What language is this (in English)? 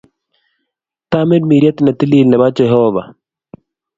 Kalenjin